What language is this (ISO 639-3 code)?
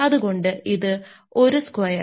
mal